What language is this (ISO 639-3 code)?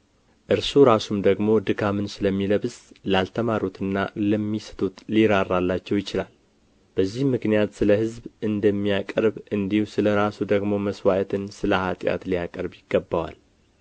amh